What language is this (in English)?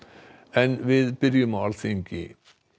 Icelandic